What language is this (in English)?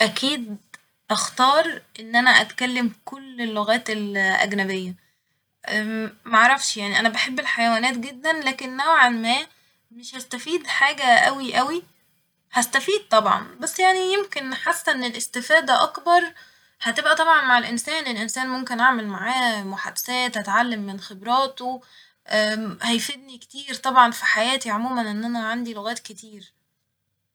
Egyptian Arabic